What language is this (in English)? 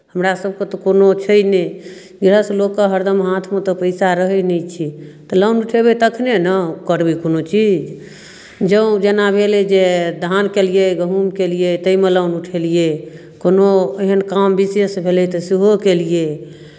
Maithili